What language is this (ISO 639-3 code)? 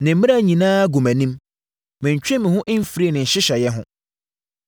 aka